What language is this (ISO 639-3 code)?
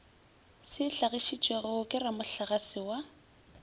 nso